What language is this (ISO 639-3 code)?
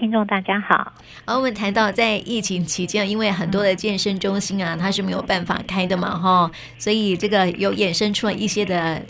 zho